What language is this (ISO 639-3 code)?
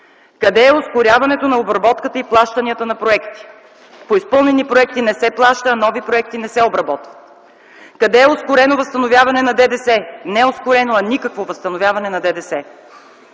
bul